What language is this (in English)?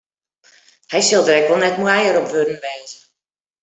Western Frisian